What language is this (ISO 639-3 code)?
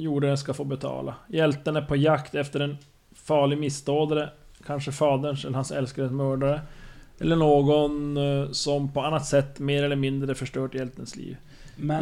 swe